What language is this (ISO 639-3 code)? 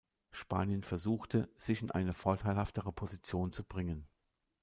deu